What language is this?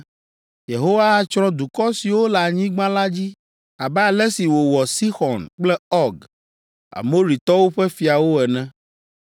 Ewe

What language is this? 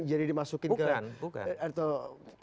Indonesian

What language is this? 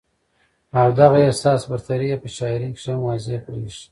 Pashto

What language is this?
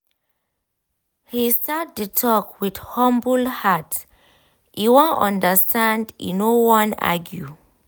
Nigerian Pidgin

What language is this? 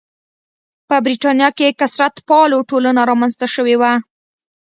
Pashto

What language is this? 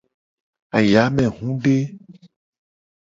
Gen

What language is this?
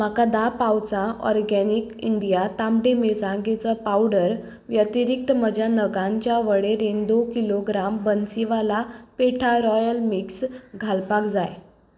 Konkani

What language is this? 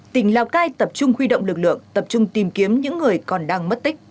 Vietnamese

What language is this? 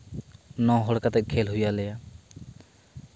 Santali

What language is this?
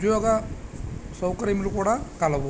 Telugu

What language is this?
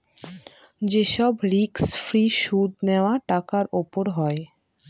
Bangla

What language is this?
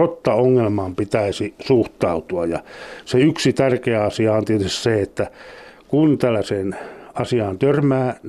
Finnish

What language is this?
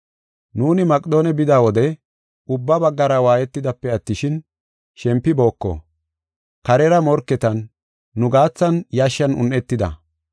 Gofa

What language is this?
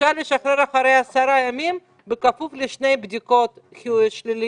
Hebrew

